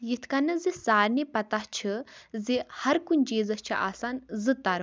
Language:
Kashmiri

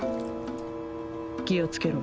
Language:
Japanese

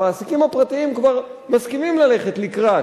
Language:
Hebrew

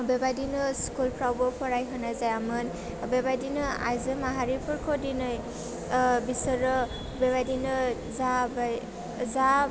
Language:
Bodo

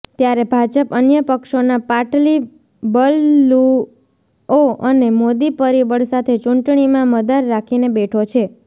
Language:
Gujarati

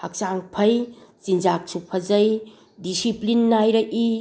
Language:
Manipuri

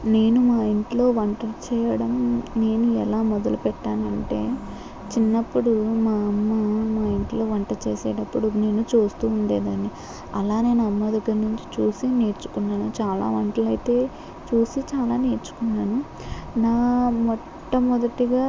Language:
Telugu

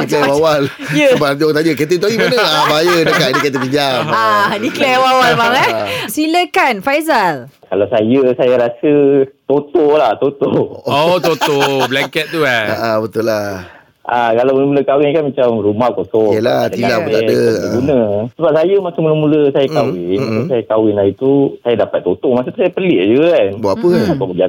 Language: Malay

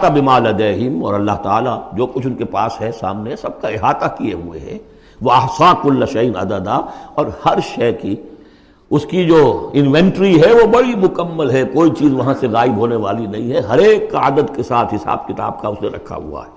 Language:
Urdu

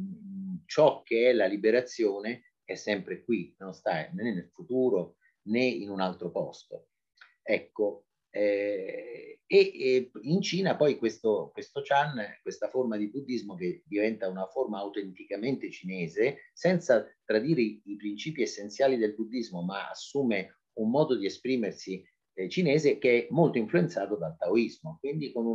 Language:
Italian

